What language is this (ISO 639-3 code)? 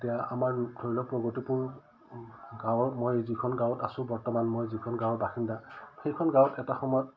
asm